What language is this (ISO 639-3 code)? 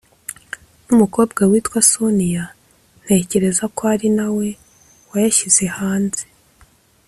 kin